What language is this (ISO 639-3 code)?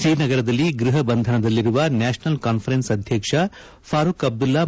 kan